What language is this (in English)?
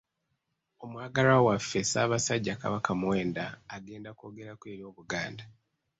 Ganda